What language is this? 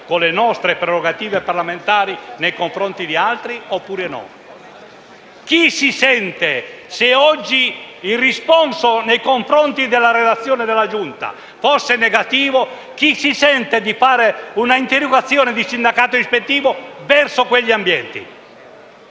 Italian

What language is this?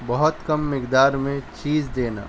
Urdu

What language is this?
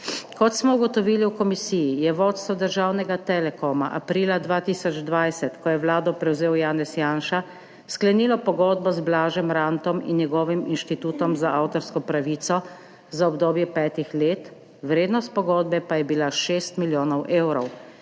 Slovenian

